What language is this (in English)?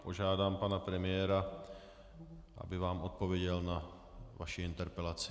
Czech